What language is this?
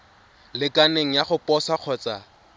Tswana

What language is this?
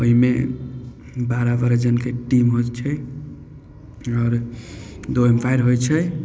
Maithili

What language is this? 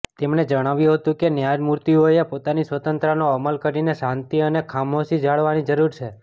Gujarati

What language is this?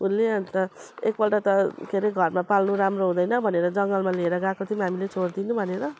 Nepali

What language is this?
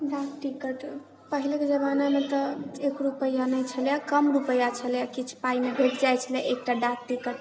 Maithili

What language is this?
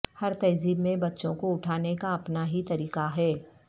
Urdu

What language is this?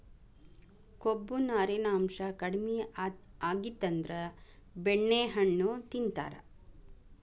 Kannada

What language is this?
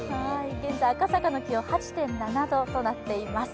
Japanese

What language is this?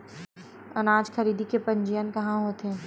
Chhattisgarhi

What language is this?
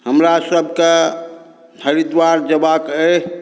Maithili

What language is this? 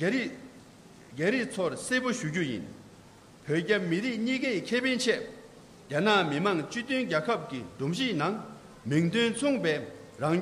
Korean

